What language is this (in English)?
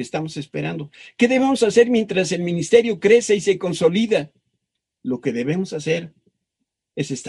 Spanish